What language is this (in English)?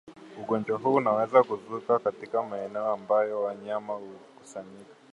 Swahili